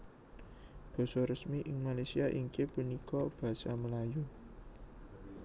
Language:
Javanese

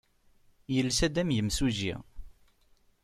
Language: Kabyle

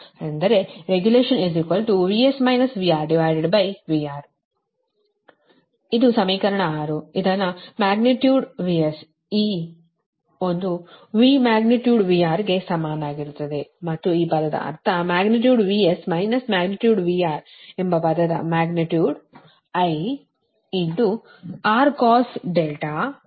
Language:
Kannada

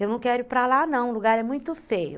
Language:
Portuguese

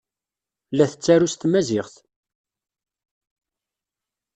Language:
Kabyle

